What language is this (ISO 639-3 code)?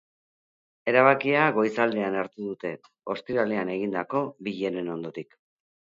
eus